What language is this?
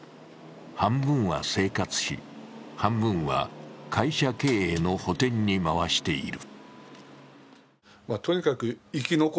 Japanese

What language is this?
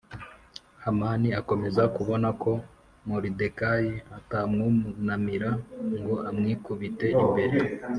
Kinyarwanda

